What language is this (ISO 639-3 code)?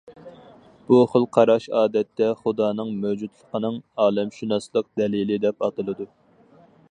uig